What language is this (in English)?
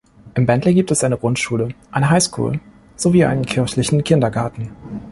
German